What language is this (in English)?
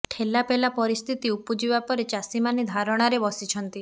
Odia